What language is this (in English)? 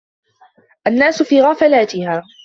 Arabic